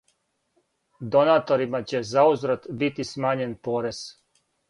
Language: Serbian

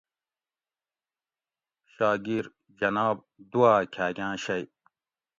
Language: Gawri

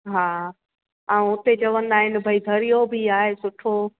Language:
Sindhi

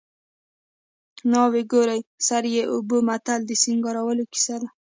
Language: Pashto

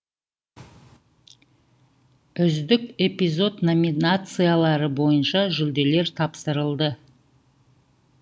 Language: Kazakh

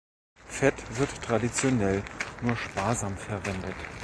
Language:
German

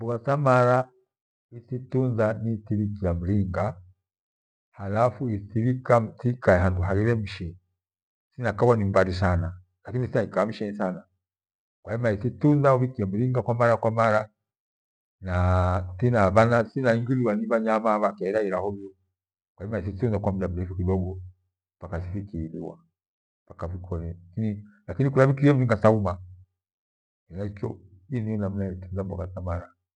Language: Gweno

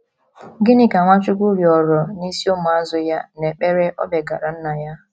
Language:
Igbo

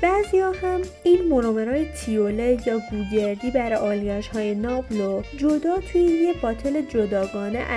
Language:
Persian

